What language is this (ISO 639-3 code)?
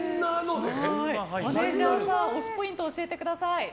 jpn